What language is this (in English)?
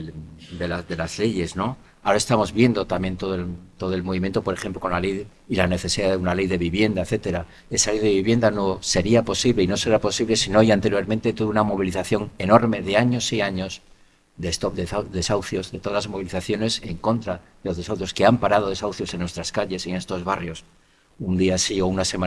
Spanish